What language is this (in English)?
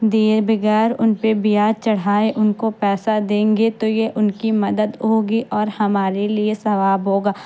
Urdu